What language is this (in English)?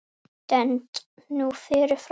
Icelandic